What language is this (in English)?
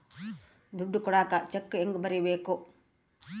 Kannada